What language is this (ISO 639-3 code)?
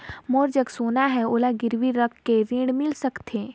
hne